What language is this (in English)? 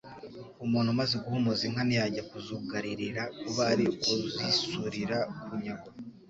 Kinyarwanda